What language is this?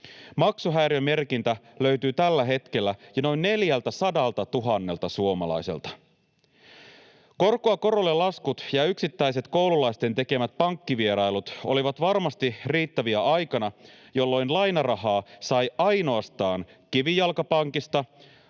Finnish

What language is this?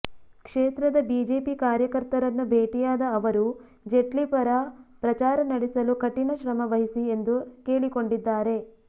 Kannada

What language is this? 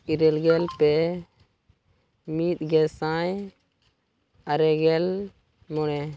Santali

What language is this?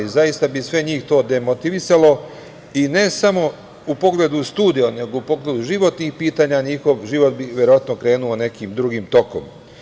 Serbian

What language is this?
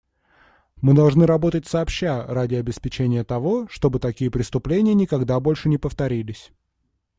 Russian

